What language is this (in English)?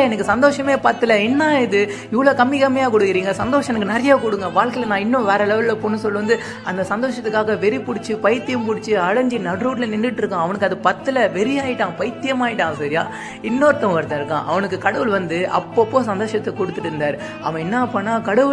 Tamil